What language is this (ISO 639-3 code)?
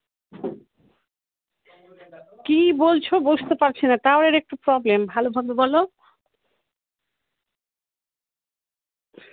ben